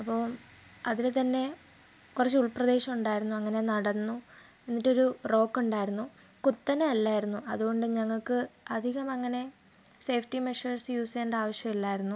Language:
Malayalam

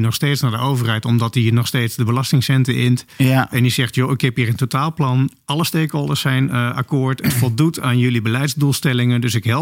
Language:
Dutch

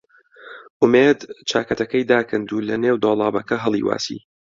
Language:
Central Kurdish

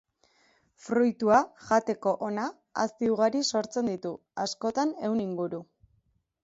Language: Basque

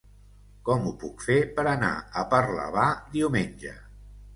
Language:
Catalan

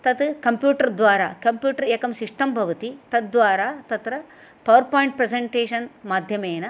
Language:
Sanskrit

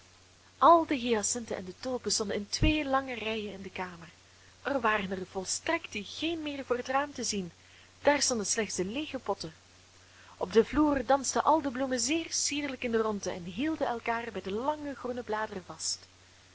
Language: Dutch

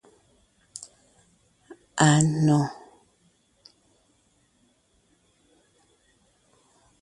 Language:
Ngiemboon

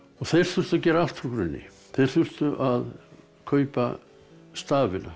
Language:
Icelandic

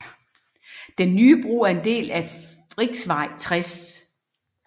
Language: Danish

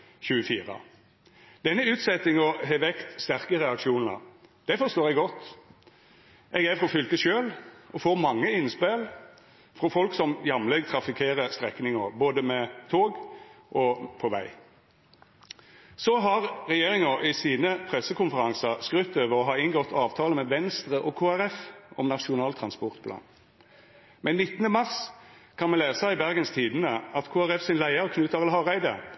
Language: Norwegian Nynorsk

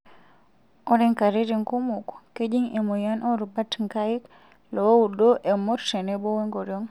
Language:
Masai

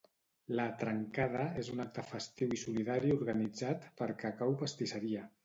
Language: Catalan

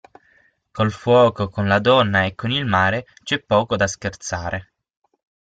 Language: Italian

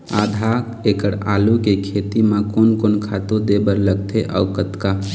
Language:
Chhattisgarhi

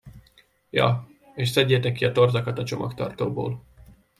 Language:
Hungarian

